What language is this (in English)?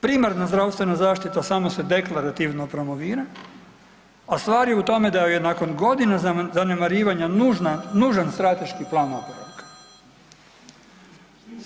Croatian